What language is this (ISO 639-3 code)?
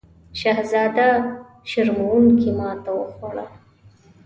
pus